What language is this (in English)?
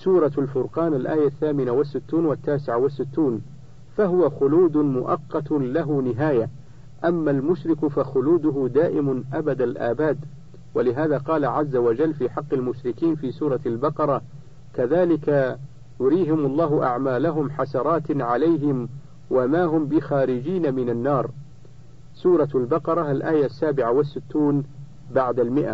Arabic